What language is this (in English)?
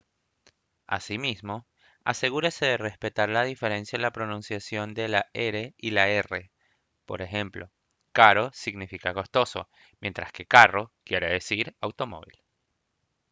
Spanish